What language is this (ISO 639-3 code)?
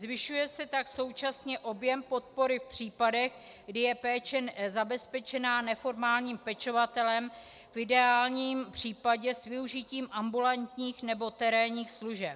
ces